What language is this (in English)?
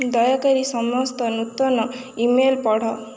Odia